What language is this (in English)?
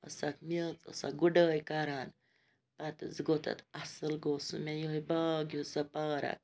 Kashmiri